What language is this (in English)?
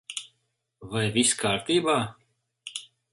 Latvian